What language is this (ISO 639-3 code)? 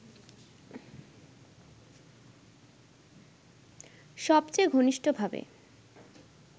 ben